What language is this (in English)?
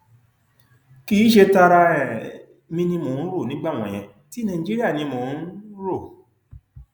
Yoruba